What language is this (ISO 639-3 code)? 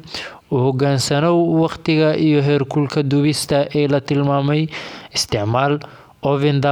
som